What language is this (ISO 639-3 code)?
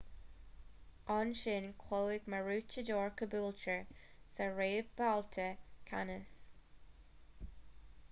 gle